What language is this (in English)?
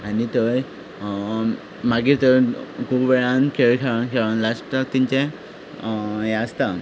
Konkani